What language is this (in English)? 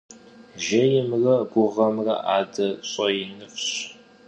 Kabardian